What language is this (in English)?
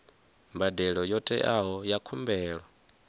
Venda